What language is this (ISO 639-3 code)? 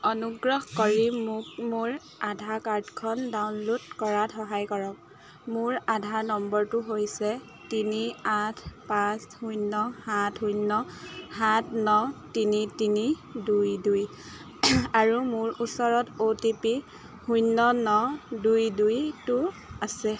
asm